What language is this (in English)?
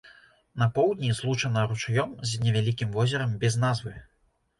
Belarusian